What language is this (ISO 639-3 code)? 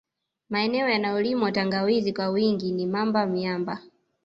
swa